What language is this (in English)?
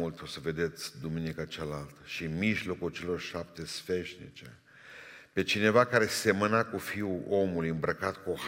Romanian